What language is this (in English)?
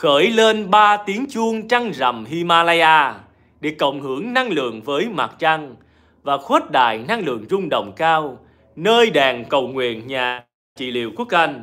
Vietnamese